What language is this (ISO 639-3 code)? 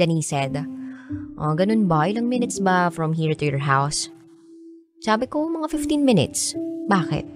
fil